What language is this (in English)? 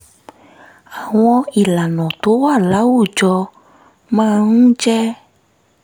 Yoruba